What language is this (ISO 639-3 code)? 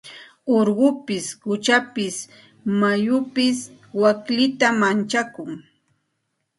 qxt